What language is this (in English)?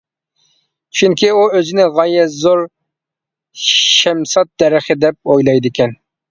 Uyghur